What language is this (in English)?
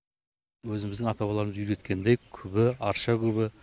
Kazakh